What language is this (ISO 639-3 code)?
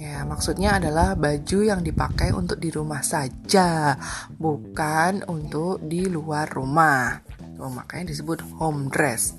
ind